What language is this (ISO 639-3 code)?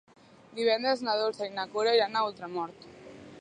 cat